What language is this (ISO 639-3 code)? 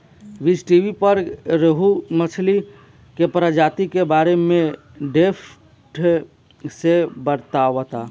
bho